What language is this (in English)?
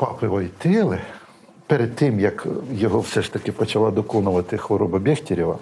Ukrainian